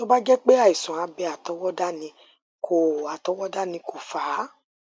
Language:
Yoruba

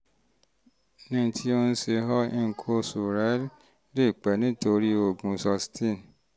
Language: Yoruba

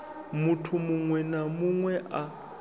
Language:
Venda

